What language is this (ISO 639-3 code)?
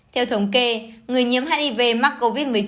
vie